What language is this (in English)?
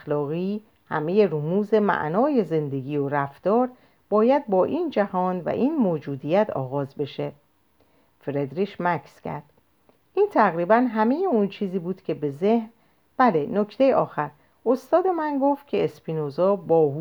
Persian